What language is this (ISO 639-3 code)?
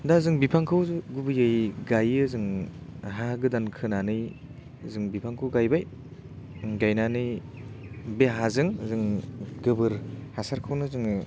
brx